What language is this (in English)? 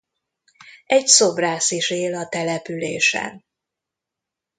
Hungarian